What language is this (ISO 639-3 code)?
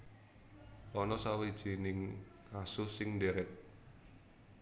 jav